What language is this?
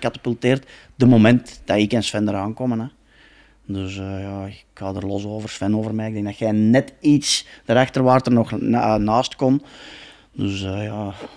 Dutch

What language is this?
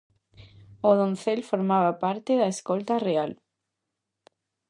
Galician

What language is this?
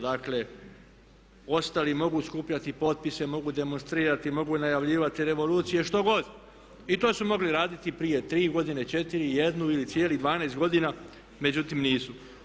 Croatian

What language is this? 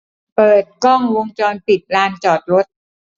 Thai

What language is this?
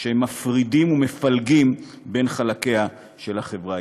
Hebrew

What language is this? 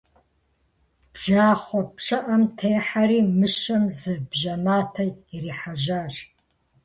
Kabardian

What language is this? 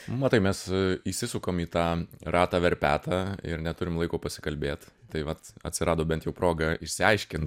Lithuanian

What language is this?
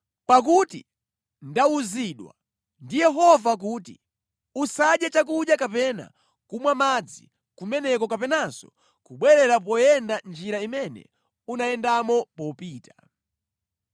Nyanja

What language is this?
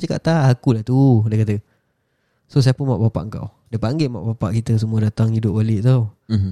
Malay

